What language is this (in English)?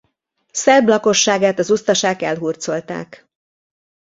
Hungarian